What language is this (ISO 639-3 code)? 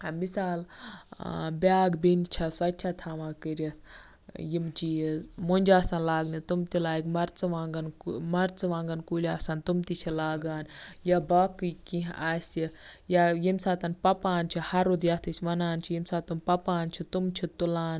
kas